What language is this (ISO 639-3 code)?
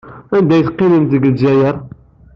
kab